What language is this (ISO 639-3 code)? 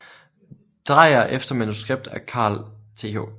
dan